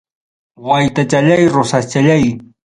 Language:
Ayacucho Quechua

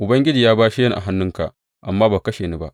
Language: Hausa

